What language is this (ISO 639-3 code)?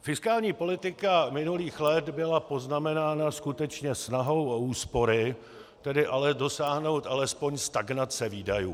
ces